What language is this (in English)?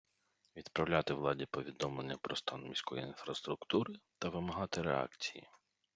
Ukrainian